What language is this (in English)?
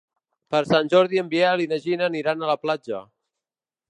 Catalan